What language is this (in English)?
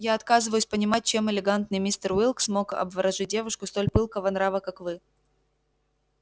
Russian